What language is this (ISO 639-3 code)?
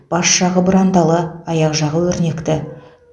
kaz